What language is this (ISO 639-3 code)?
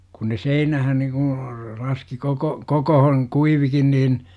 fin